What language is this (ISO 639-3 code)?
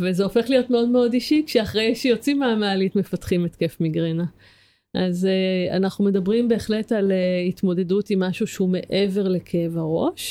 heb